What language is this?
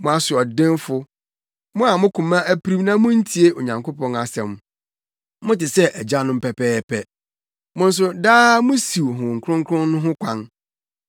Akan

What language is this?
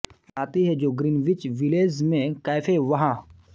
Hindi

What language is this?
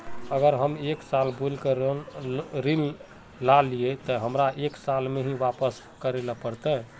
Magahi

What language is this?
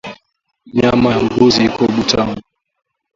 Swahili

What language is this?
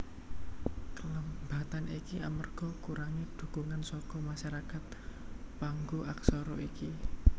Javanese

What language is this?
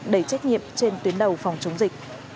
Vietnamese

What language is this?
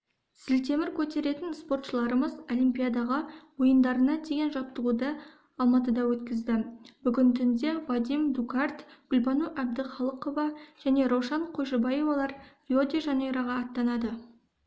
Kazakh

